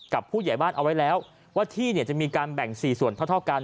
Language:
Thai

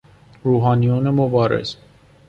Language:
Persian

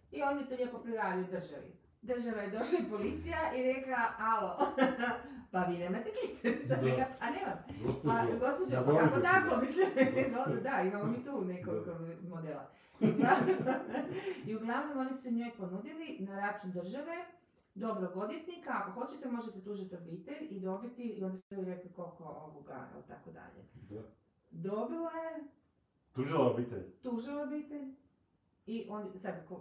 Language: Croatian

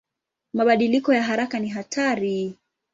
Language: Swahili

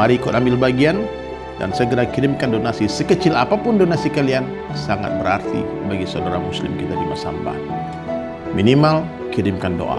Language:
Indonesian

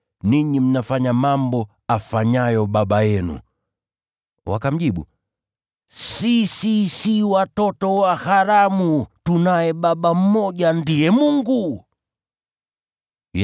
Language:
Swahili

